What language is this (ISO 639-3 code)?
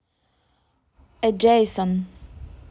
rus